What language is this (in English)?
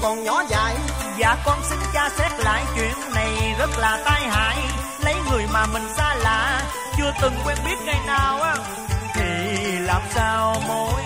Vietnamese